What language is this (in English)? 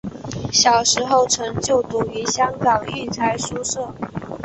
Chinese